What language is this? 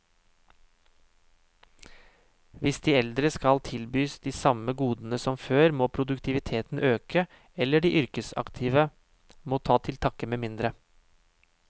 Norwegian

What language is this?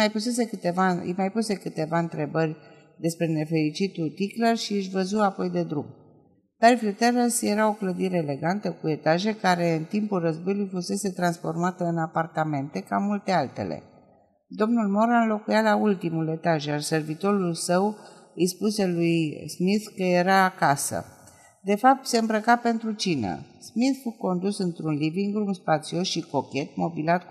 Romanian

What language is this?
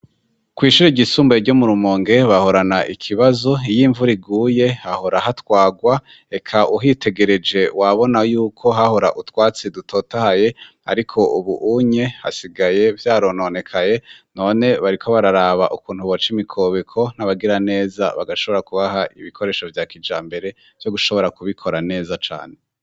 Rundi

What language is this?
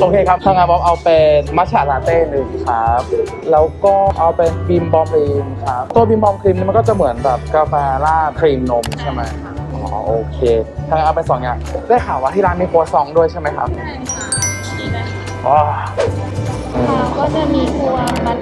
Thai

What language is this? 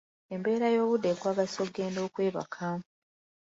Ganda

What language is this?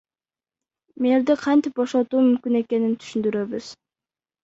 Kyrgyz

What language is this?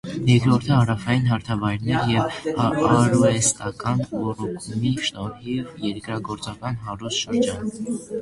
Armenian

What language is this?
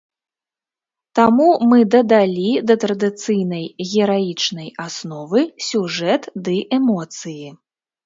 Belarusian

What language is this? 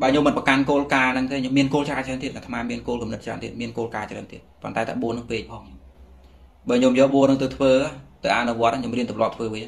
Vietnamese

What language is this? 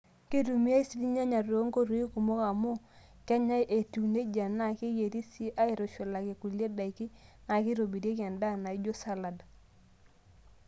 Masai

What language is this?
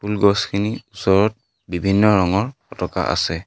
Assamese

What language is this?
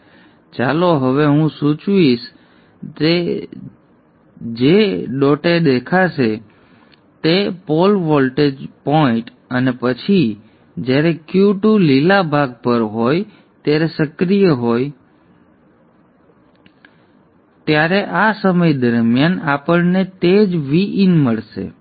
Gujarati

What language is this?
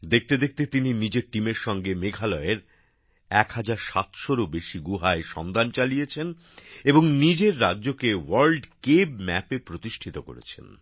Bangla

